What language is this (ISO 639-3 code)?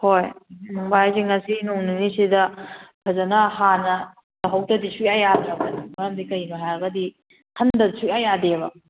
mni